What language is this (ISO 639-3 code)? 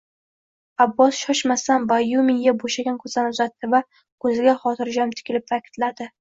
uzb